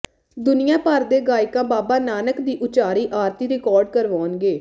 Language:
Punjabi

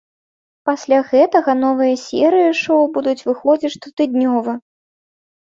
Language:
Belarusian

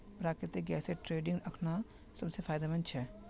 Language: Magahi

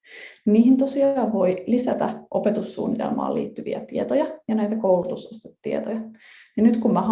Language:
Finnish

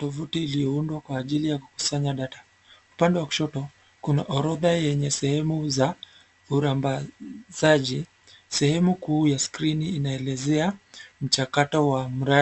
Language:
Swahili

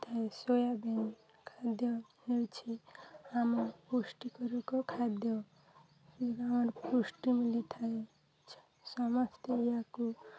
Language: Odia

